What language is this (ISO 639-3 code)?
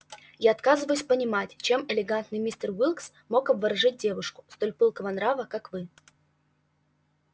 rus